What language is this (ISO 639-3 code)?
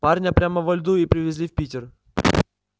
rus